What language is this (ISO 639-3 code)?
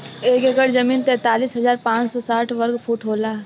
bho